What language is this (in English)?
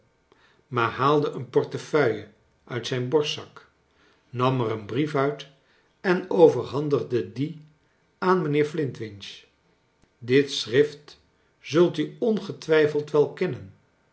Dutch